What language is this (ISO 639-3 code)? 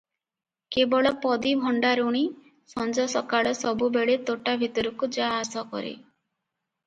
ori